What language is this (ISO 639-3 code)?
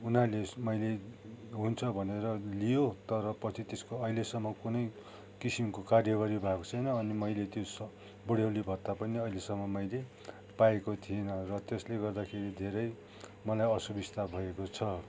nep